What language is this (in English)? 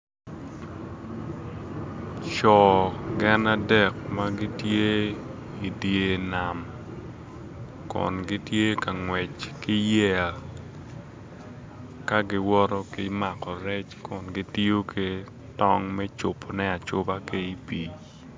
Acoli